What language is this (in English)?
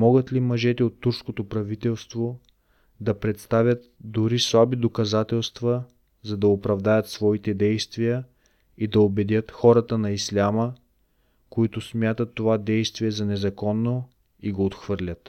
Bulgarian